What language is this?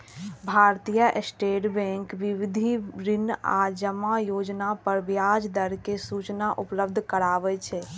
Maithili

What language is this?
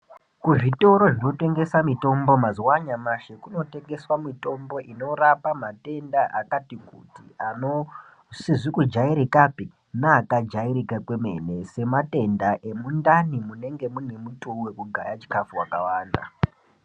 Ndau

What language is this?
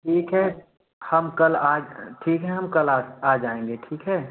Hindi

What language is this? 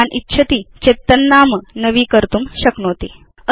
Sanskrit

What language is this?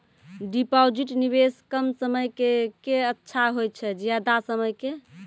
Maithili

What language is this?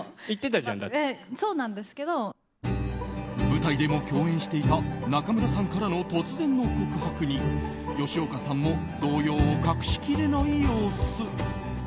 Japanese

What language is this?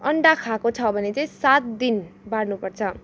Nepali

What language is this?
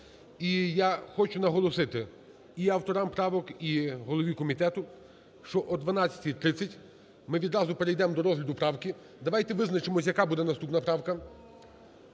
Ukrainian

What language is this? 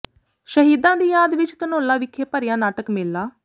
Punjabi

